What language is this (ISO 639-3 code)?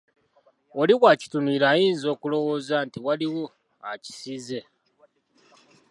lug